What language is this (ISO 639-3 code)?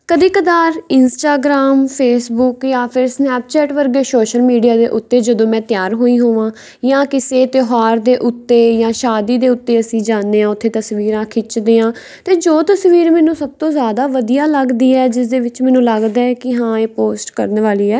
pan